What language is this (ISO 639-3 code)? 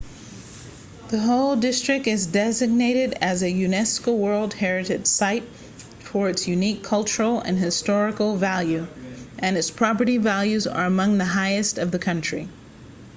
eng